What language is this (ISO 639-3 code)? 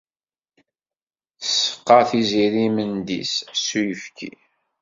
kab